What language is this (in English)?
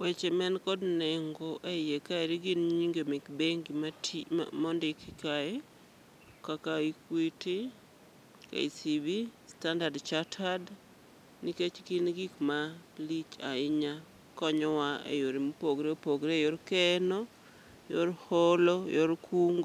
Luo (Kenya and Tanzania)